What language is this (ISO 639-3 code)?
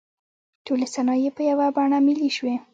pus